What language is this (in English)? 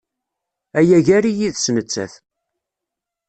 Kabyle